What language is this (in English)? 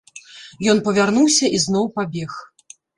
Belarusian